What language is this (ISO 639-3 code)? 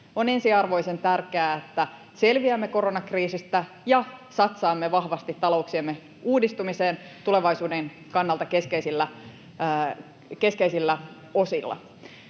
fin